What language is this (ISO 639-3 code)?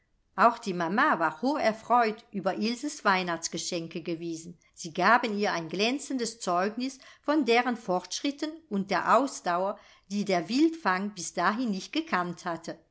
deu